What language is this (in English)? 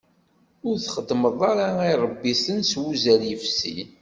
Kabyle